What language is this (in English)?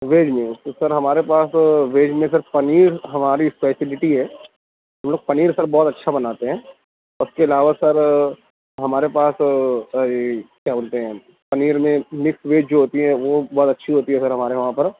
Urdu